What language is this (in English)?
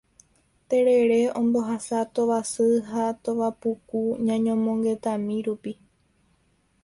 Guarani